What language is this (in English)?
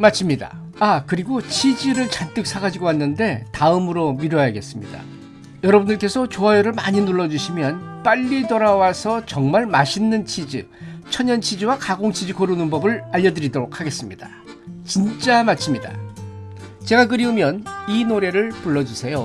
Korean